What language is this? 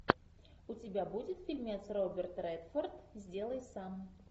Russian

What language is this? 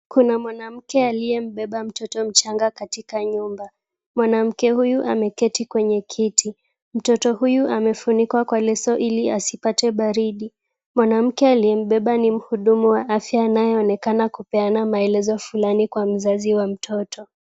Swahili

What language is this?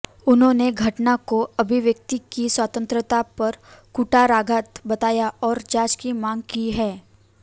Hindi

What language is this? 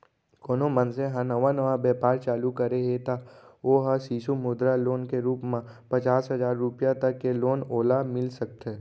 Chhattisgarhi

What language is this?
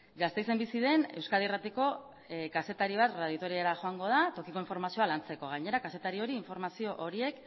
Basque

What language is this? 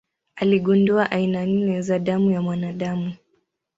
Swahili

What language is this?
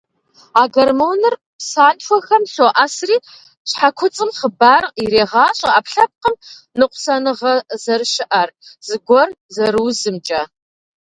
Kabardian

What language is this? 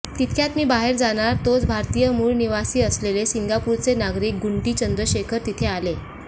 Marathi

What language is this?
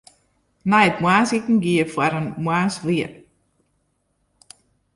Western Frisian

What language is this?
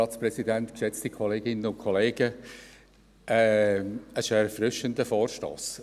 Swiss German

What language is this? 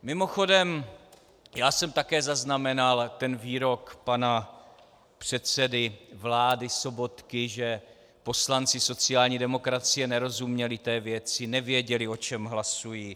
Czech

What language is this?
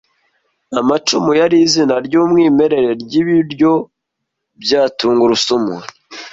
Kinyarwanda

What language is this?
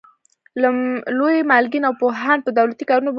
Pashto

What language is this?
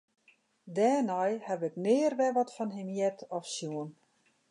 Western Frisian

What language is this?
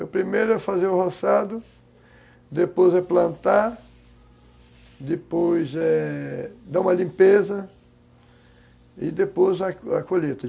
Portuguese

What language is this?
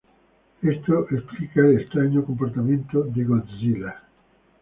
Spanish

